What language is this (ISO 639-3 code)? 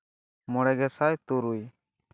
sat